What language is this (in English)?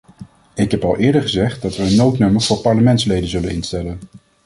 Dutch